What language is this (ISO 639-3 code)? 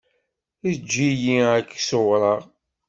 kab